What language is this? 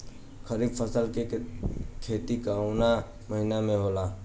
Bhojpuri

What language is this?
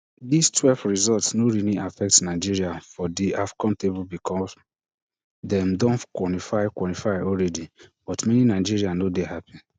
Nigerian Pidgin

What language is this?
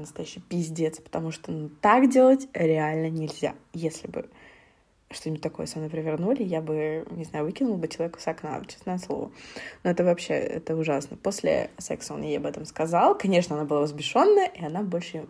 Russian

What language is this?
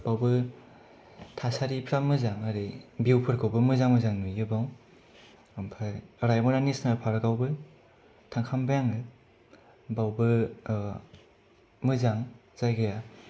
Bodo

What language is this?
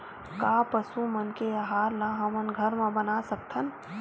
Chhattisgarhi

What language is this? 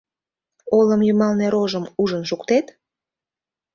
Mari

